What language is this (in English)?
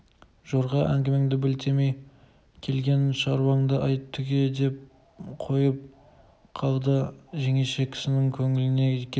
Kazakh